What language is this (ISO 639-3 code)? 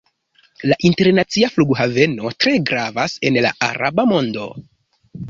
epo